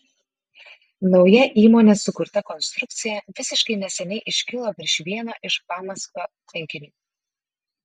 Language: Lithuanian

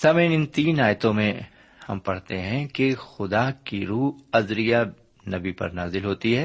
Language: Urdu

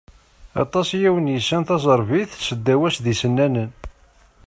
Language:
Kabyle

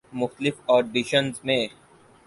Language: Urdu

